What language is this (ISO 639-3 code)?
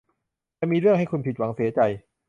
tha